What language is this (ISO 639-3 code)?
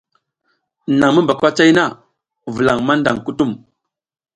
giz